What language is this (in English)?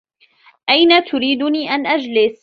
Arabic